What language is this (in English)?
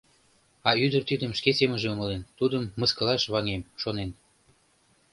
Mari